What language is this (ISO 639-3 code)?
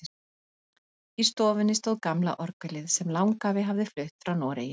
isl